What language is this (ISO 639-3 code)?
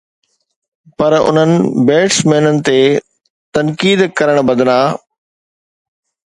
snd